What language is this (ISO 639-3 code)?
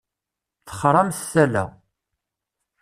kab